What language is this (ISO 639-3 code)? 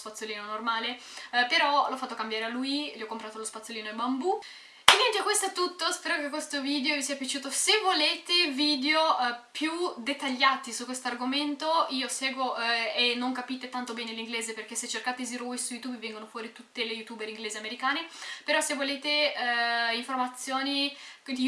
ita